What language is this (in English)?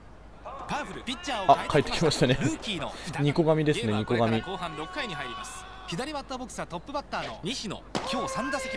Japanese